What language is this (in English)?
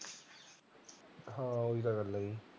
Punjabi